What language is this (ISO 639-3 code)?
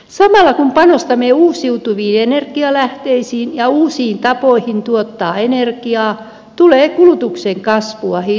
fin